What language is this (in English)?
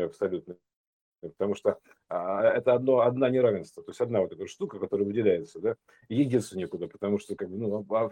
Russian